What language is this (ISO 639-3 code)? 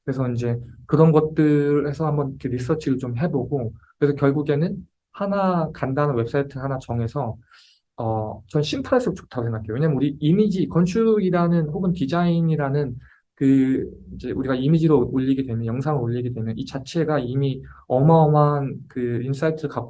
kor